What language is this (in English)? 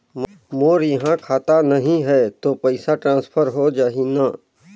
Chhattisgarhi